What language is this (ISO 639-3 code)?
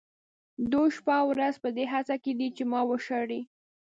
pus